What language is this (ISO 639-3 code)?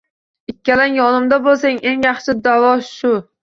uzb